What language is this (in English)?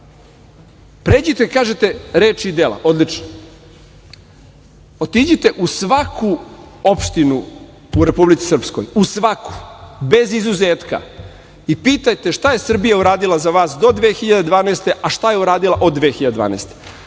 Serbian